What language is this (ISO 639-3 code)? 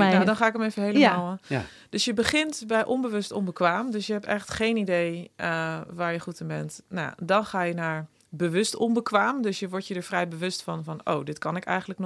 nld